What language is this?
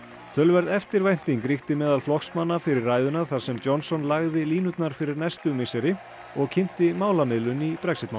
Icelandic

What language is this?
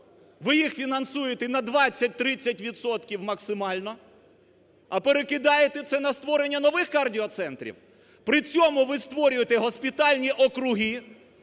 Ukrainian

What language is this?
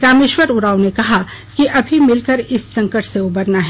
Hindi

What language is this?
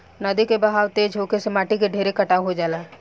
Bhojpuri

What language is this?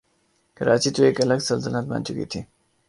Urdu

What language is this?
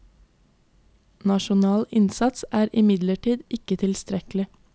Norwegian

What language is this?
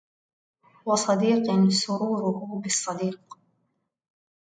Arabic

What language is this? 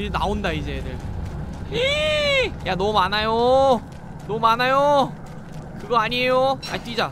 Korean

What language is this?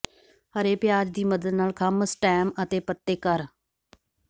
Punjabi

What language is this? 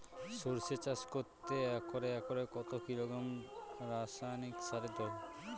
Bangla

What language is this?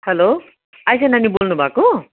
Nepali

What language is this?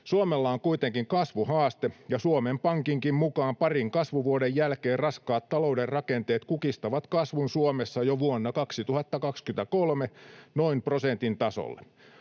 Finnish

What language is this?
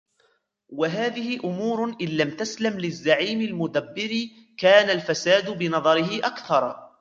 Arabic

